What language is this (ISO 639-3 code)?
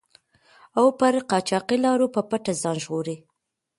pus